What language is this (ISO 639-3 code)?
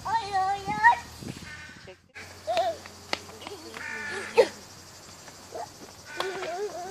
tur